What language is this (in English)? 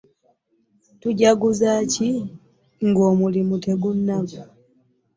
Ganda